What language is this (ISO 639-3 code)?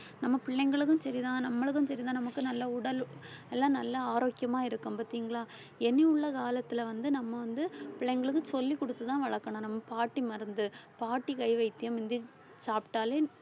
tam